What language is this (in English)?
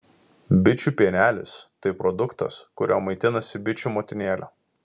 Lithuanian